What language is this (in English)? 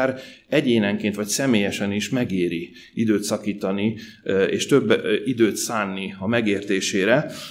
Hungarian